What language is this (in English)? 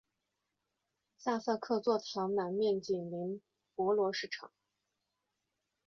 Chinese